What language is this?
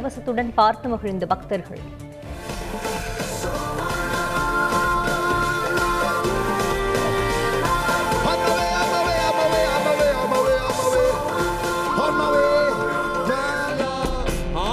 Tamil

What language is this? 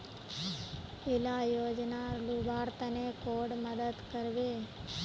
Magahi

